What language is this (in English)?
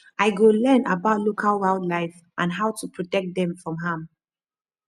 Nigerian Pidgin